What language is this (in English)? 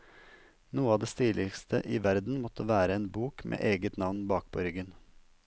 Norwegian